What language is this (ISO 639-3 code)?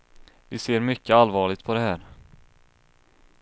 swe